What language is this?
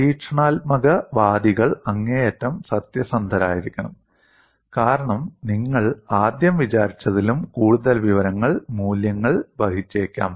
Malayalam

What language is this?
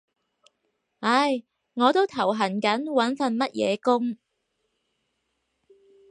Cantonese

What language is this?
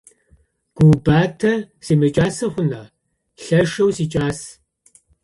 Adyghe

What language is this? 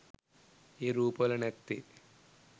Sinhala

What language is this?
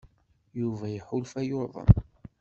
Kabyle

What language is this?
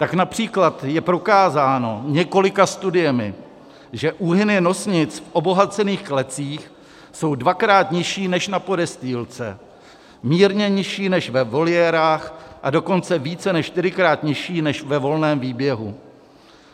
Czech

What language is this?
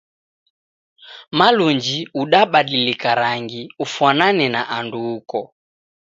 Taita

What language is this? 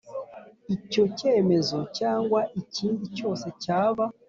Kinyarwanda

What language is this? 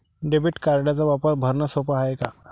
Marathi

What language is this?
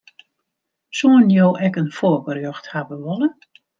Western Frisian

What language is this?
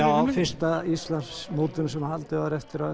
Icelandic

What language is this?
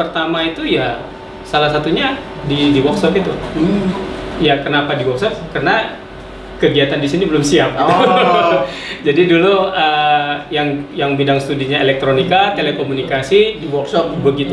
Indonesian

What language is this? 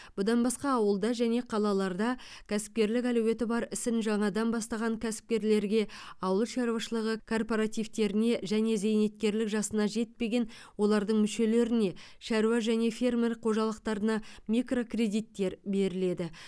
Kazakh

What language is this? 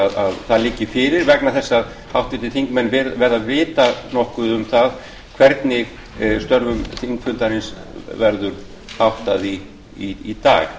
Icelandic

